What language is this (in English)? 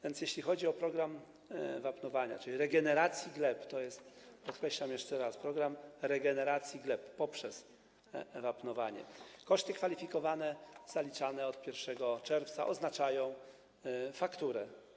Polish